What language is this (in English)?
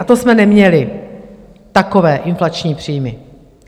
Czech